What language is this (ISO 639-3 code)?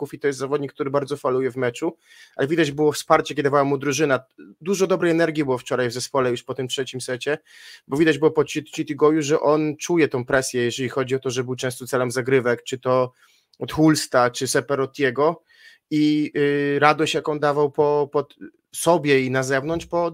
pol